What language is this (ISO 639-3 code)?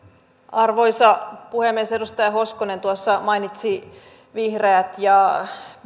fin